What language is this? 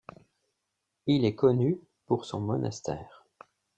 French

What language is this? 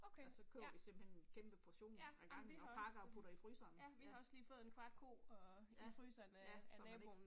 Danish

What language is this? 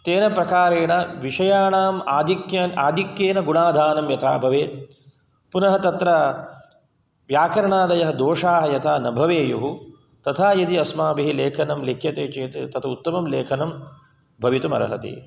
Sanskrit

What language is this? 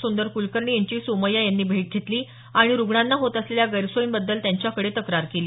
Marathi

